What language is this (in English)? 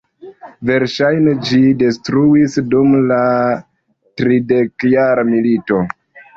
Esperanto